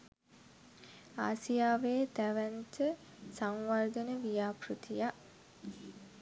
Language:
Sinhala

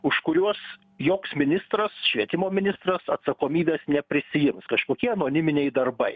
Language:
Lithuanian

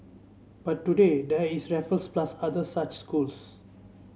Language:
English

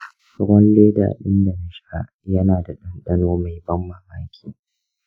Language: Hausa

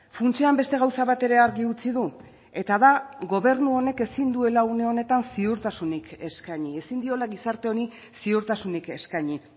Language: Basque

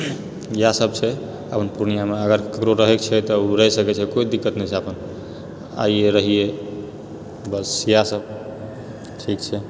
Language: Maithili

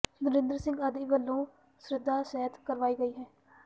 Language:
Punjabi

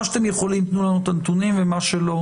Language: Hebrew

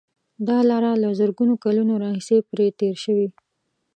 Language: Pashto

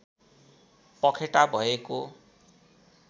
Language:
Nepali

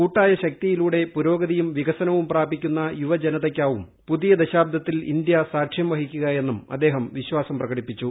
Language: Malayalam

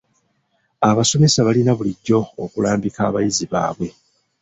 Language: Ganda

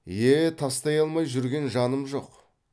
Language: Kazakh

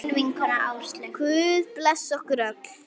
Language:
Icelandic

